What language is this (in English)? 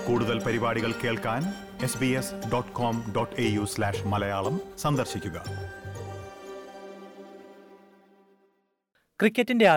Malayalam